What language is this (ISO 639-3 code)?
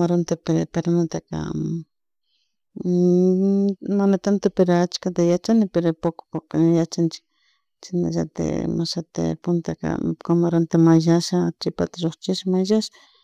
qug